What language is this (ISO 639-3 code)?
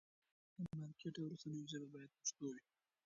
pus